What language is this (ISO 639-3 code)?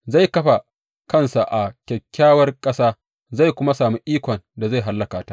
hau